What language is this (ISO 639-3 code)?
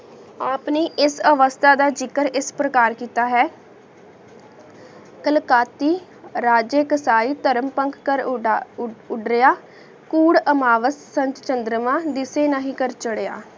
pan